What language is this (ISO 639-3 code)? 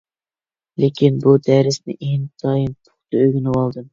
uig